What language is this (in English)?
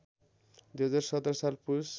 Nepali